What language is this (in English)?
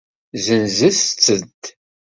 Kabyle